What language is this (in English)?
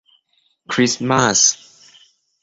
Thai